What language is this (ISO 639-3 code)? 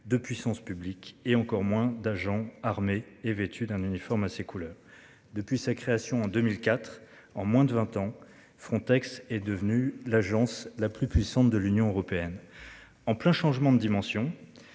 fra